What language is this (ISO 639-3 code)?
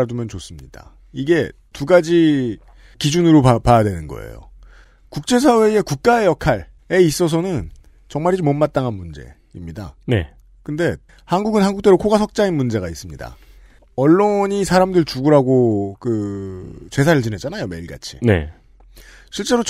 kor